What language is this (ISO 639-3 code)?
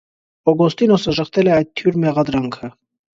hye